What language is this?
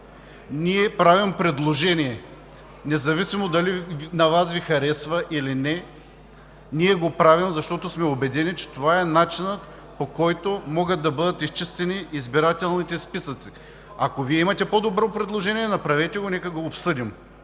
Bulgarian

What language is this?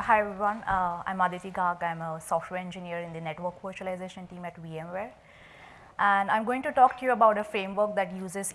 English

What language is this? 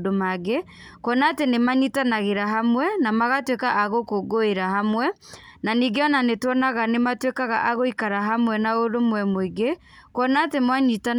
Kikuyu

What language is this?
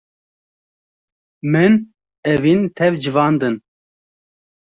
Kurdish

